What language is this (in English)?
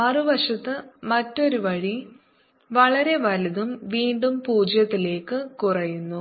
Malayalam